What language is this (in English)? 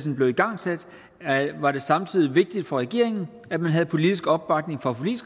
Danish